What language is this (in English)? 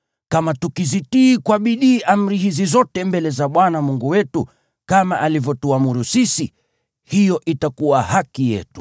Swahili